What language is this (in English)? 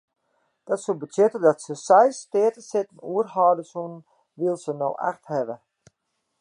Western Frisian